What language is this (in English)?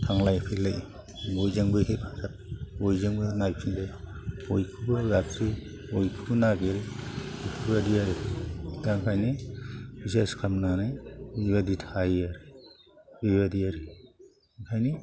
Bodo